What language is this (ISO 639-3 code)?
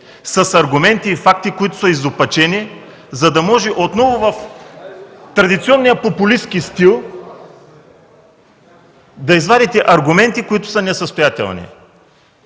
bul